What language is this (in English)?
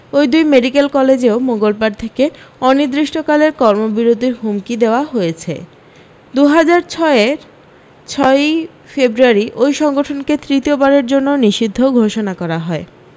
Bangla